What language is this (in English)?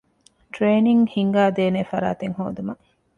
Divehi